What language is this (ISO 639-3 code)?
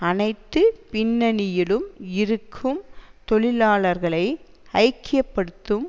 tam